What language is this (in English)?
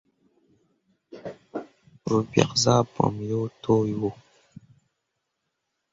Mundang